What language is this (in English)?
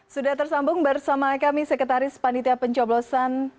Indonesian